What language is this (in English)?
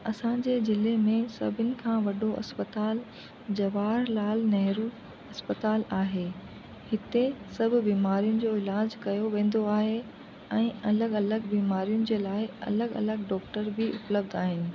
Sindhi